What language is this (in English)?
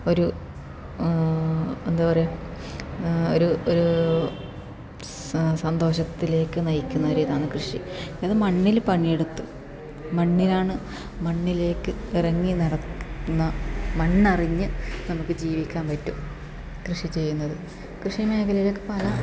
Malayalam